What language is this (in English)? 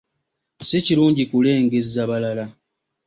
Ganda